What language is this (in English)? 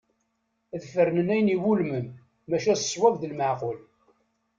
Kabyle